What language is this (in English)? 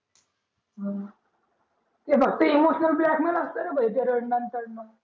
Marathi